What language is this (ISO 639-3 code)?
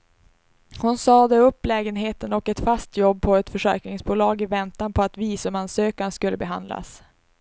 swe